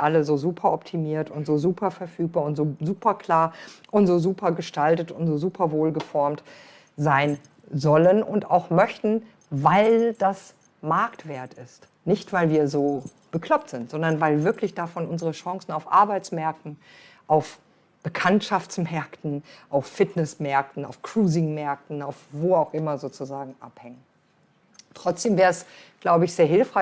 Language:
German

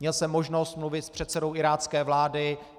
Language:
Czech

